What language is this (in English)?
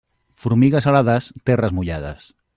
Catalan